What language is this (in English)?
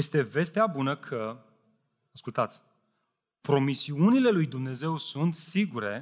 Romanian